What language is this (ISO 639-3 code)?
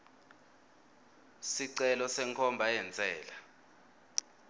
ssw